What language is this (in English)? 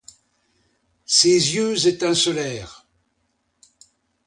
French